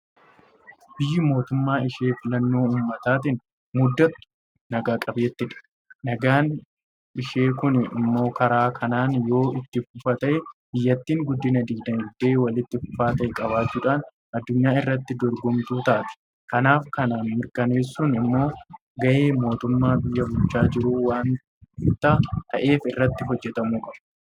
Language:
Oromo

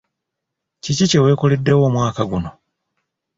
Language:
Ganda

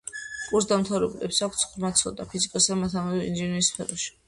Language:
Georgian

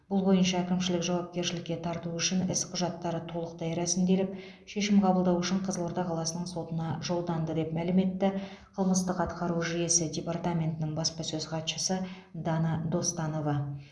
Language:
Kazakh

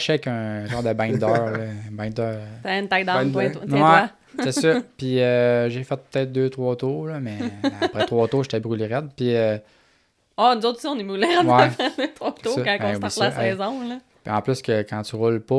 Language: French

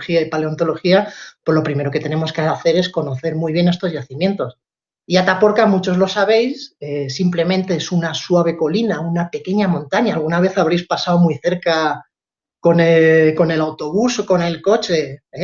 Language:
Spanish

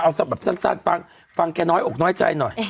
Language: Thai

